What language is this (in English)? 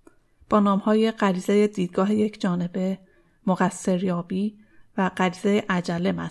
Persian